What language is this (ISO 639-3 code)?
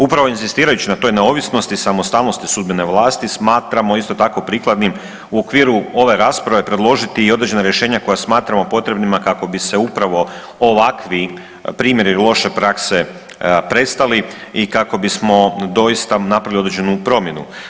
hrv